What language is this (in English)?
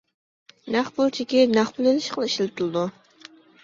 Uyghur